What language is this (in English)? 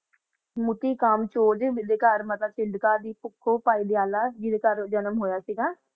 Punjabi